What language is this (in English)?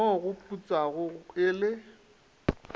Northern Sotho